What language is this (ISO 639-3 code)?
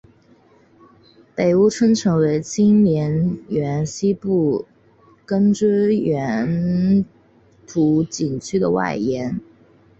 zho